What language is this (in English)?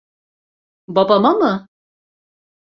Turkish